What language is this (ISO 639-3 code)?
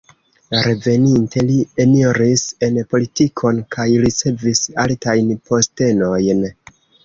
epo